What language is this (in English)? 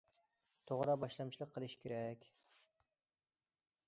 Uyghur